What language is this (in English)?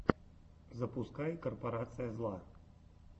Russian